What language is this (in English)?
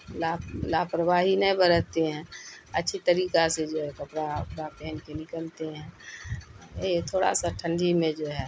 Urdu